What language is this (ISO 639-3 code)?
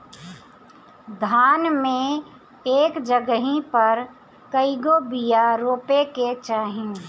bho